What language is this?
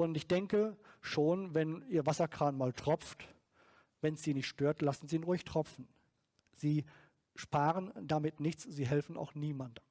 German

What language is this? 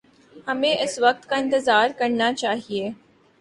Urdu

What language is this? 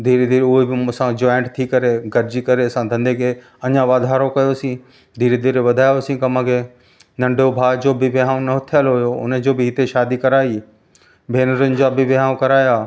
Sindhi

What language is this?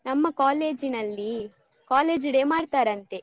Kannada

